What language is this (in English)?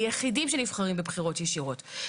Hebrew